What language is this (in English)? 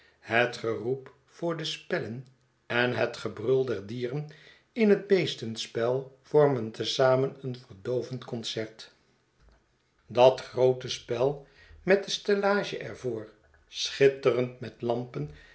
Dutch